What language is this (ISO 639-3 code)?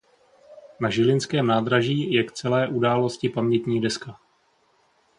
ces